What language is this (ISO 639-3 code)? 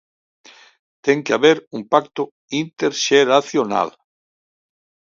glg